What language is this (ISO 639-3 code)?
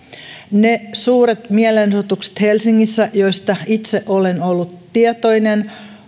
fin